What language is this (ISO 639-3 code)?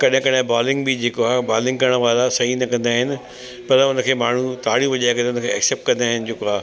snd